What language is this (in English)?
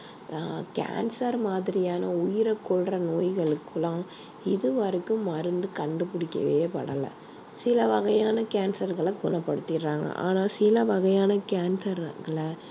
Tamil